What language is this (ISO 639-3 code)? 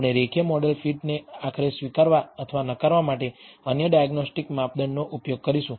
guj